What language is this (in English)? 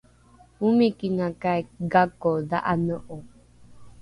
Rukai